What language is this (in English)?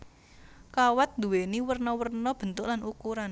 Javanese